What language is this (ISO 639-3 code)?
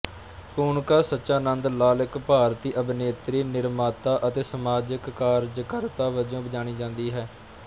pan